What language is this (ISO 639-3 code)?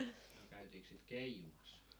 fin